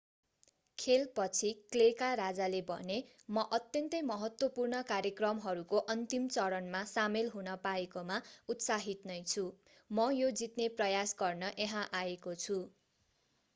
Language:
Nepali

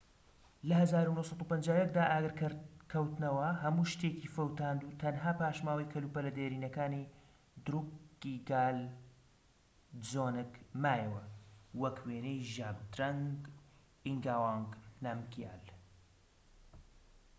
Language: Central Kurdish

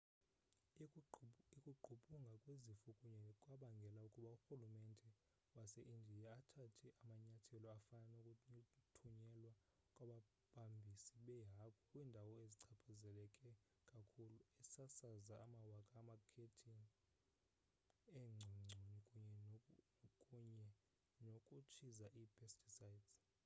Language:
Xhosa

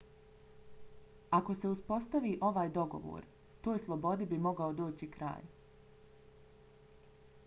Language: Bosnian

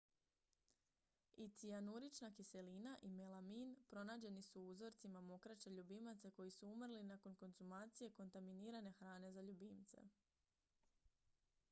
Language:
Croatian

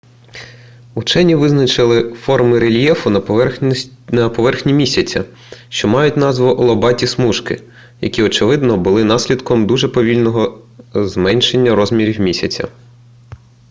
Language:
Ukrainian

